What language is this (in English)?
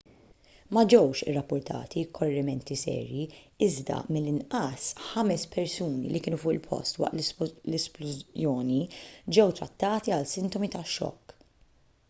Maltese